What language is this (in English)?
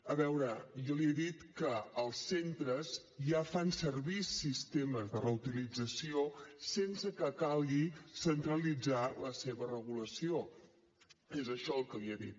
Catalan